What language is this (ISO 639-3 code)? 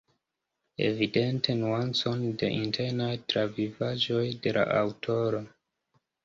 epo